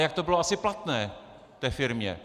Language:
Czech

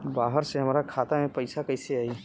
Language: Bhojpuri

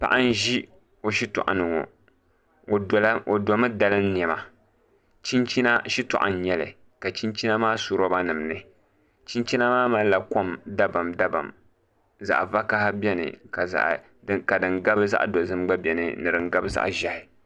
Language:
Dagbani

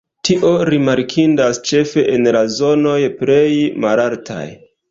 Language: Esperanto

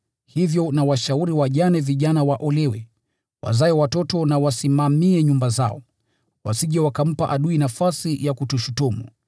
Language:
Swahili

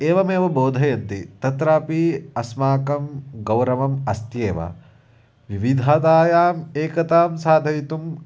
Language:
Sanskrit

